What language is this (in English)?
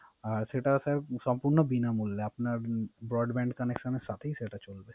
Bangla